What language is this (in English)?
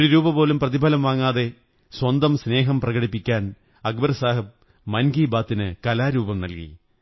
Malayalam